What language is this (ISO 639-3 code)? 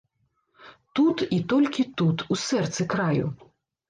bel